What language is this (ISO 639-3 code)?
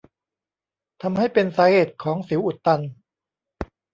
tha